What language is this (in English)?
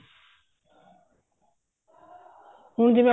Punjabi